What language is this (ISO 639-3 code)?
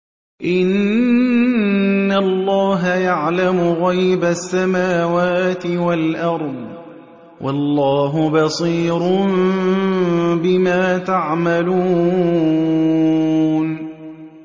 ara